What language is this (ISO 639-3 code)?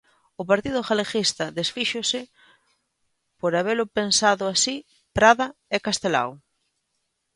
glg